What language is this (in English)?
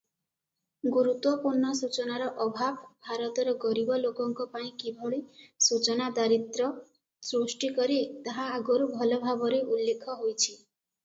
Odia